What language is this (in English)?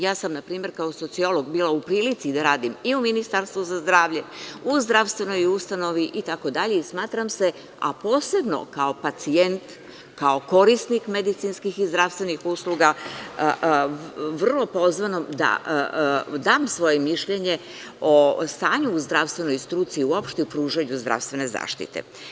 Serbian